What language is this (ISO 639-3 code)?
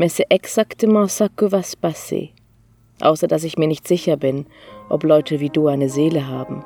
deu